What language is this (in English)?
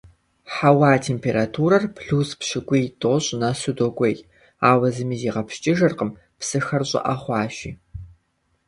Kabardian